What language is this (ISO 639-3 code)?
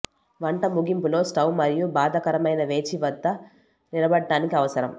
tel